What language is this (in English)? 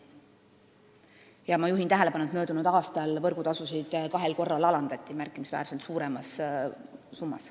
Estonian